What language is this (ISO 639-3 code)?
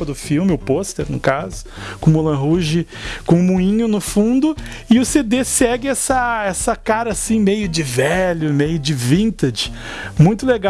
por